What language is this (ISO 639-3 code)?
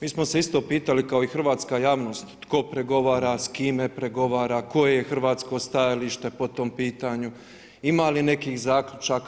hrv